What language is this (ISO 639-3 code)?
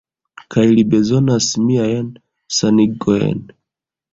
epo